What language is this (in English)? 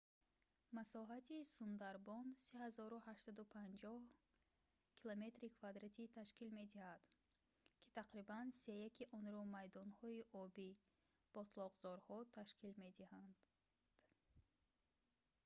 Tajik